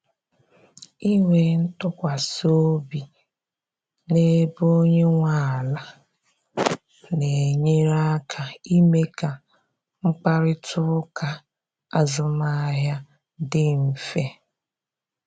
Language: Igbo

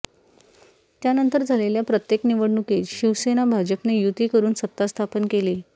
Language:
Marathi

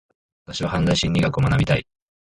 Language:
Japanese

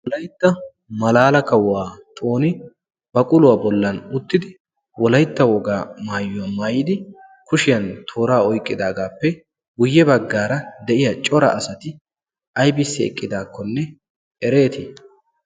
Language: Wolaytta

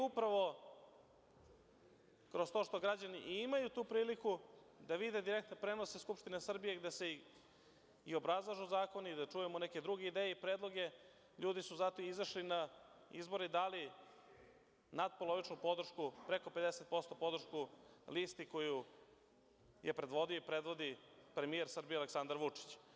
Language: Serbian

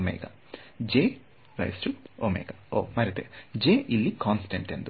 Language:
Kannada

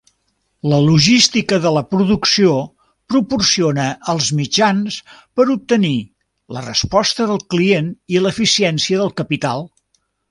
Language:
Catalan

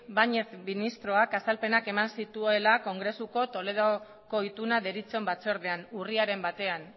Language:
Basque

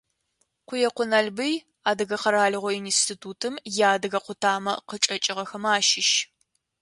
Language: Adyghe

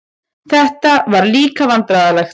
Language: Icelandic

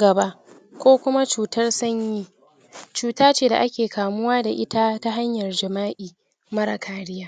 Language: Hausa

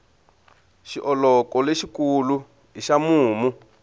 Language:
Tsonga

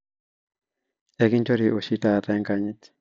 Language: Masai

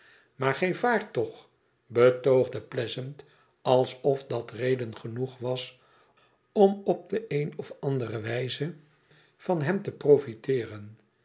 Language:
Dutch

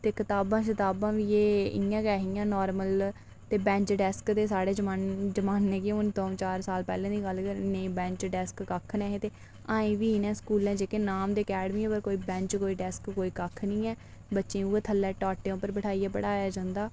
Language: Dogri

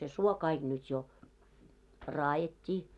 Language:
Finnish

